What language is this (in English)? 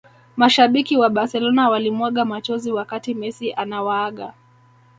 Swahili